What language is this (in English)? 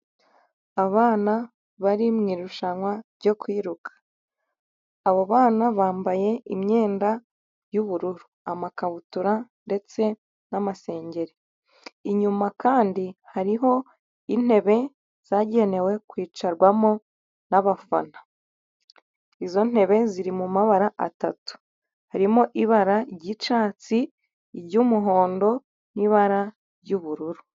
Kinyarwanda